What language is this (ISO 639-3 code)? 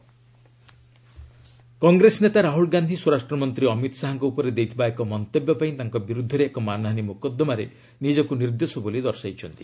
ori